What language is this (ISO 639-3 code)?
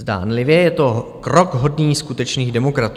ces